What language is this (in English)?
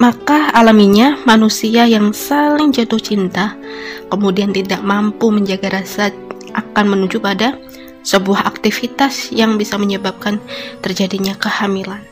Indonesian